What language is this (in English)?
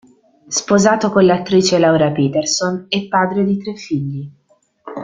Italian